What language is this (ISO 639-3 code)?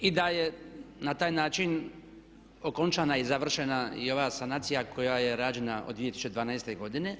hrv